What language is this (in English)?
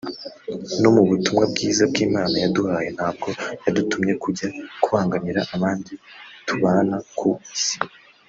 Kinyarwanda